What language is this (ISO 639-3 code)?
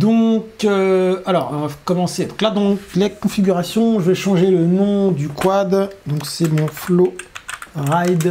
fra